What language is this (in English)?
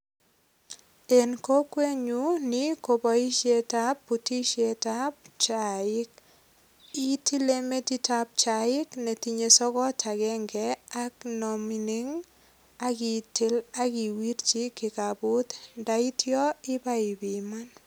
Kalenjin